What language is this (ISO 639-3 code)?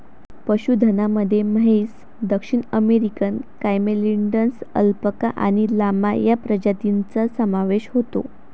mar